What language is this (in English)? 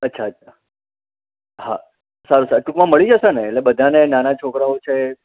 Gujarati